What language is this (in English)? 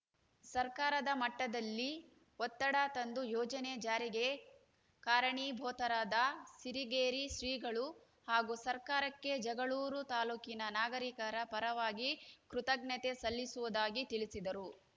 Kannada